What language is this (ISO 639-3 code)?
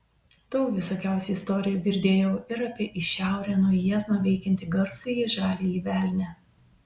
lit